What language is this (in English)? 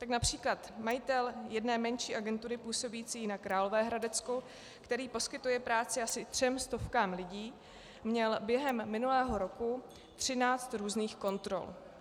Czech